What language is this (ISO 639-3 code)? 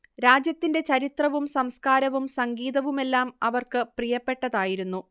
mal